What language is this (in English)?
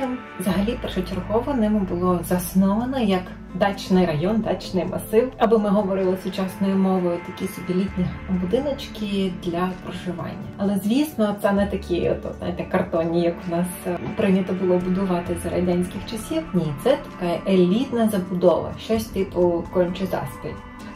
Ukrainian